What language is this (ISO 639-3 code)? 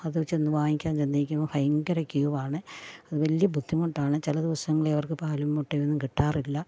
mal